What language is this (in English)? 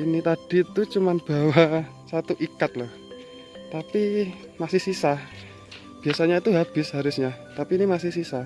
Indonesian